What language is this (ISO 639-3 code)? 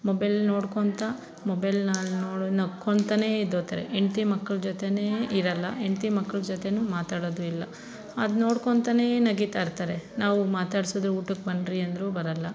kan